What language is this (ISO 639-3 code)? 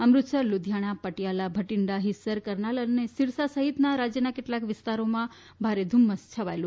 guj